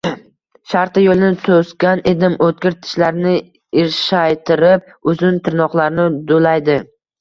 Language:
Uzbek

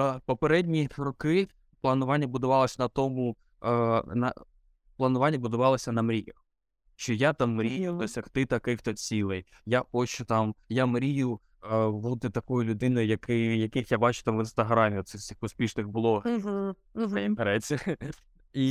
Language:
Ukrainian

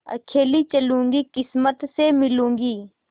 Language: Hindi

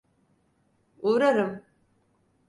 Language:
Turkish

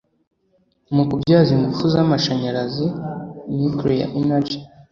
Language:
Kinyarwanda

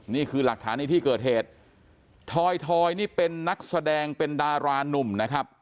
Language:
Thai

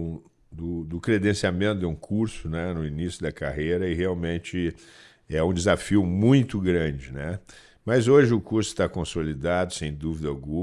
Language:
Portuguese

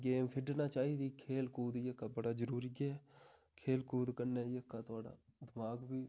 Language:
Dogri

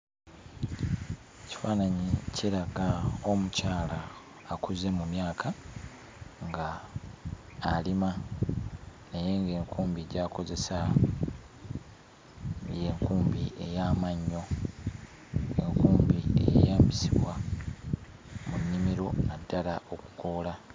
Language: Ganda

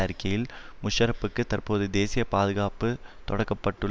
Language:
Tamil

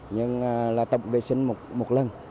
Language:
Vietnamese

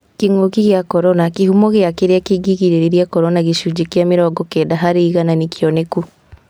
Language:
Kikuyu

